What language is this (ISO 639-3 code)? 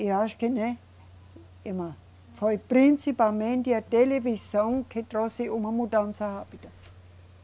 por